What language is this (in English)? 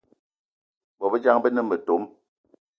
Eton (Cameroon)